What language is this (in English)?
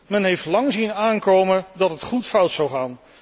Dutch